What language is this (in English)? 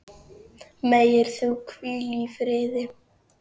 Icelandic